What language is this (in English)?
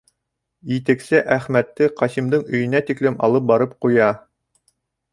Bashkir